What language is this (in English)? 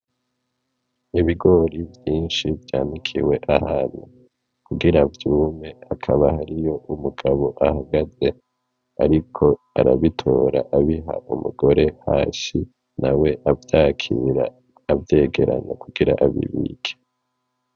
Rundi